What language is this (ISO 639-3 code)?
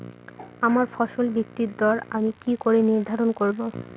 ben